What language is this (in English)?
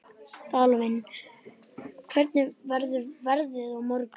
Icelandic